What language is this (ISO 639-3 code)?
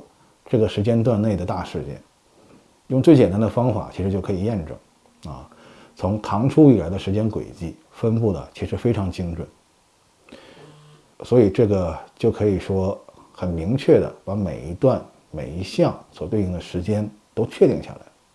zho